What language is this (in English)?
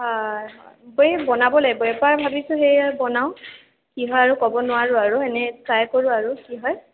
Assamese